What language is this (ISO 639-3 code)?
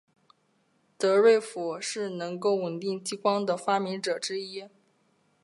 zho